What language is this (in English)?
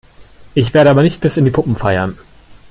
German